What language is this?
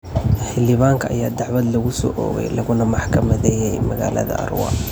Somali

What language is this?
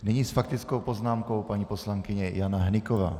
Czech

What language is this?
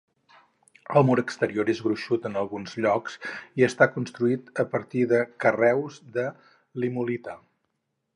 Catalan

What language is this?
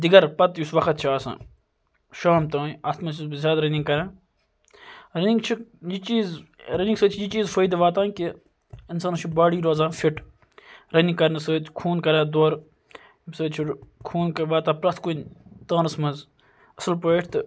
Kashmiri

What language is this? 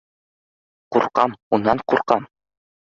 Bashkir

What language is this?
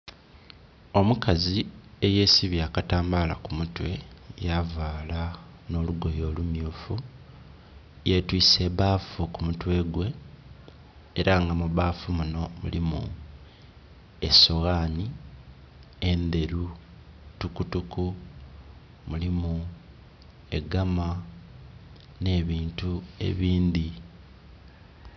Soga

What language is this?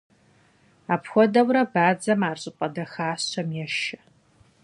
Kabardian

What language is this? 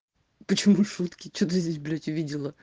Russian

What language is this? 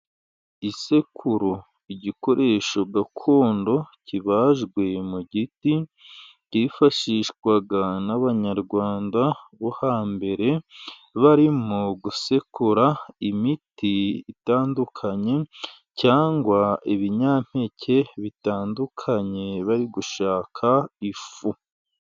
Kinyarwanda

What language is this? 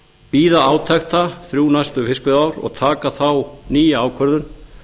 Icelandic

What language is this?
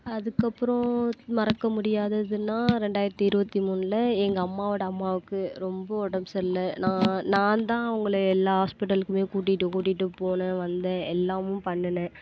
Tamil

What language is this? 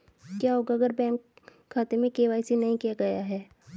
Hindi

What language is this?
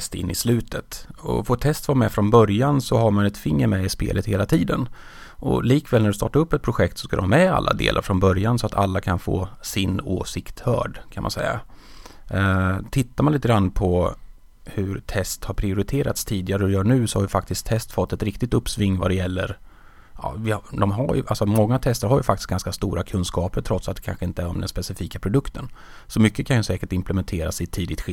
Swedish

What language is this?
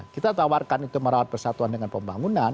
Indonesian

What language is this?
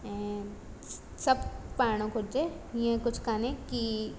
Sindhi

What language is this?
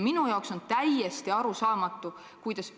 Estonian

